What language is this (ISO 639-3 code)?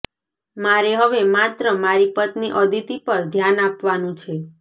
guj